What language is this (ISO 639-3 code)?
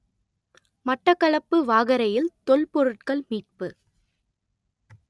tam